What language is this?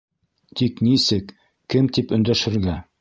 Bashkir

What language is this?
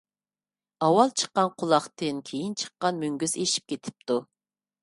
Uyghur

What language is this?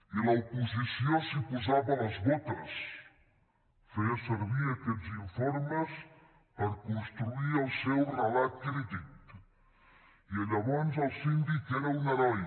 Catalan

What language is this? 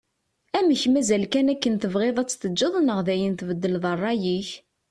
Kabyle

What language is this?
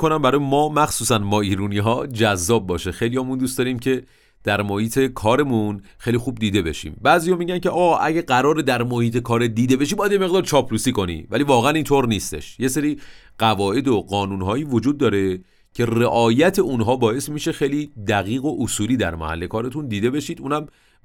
Persian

